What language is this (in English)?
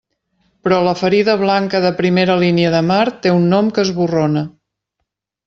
Catalan